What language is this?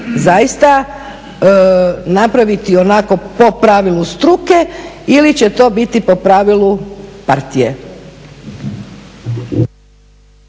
Croatian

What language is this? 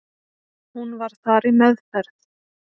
Icelandic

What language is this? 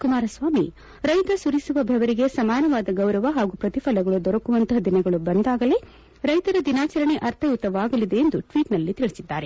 Kannada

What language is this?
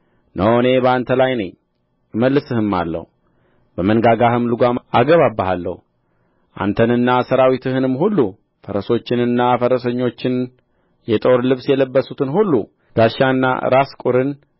Amharic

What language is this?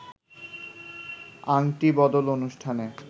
Bangla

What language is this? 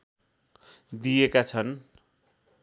Nepali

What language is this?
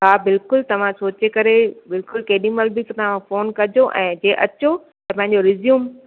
Sindhi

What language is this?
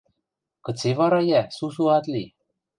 Western Mari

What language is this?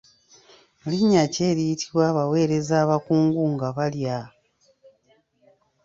Ganda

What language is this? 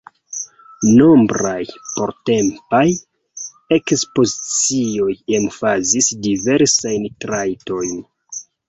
Esperanto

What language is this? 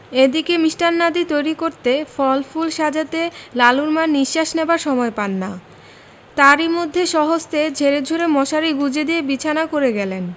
Bangla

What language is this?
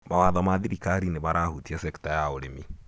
Kikuyu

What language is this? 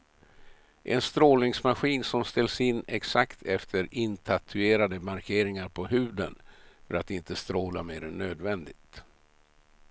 Swedish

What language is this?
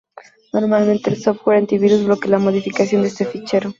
Spanish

